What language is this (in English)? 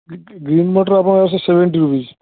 Odia